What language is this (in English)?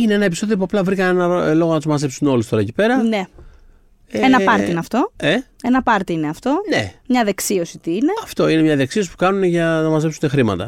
Greek